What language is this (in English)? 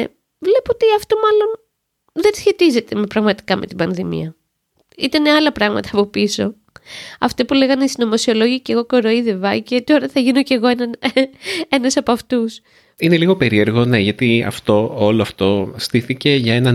Greek